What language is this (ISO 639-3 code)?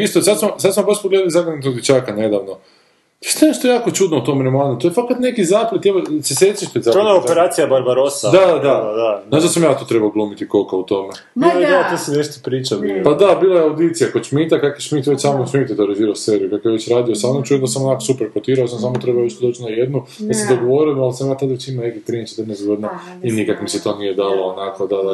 hrv